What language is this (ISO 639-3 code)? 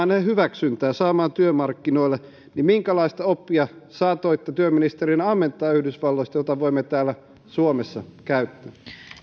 fin